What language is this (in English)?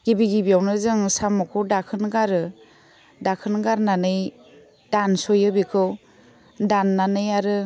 Bodo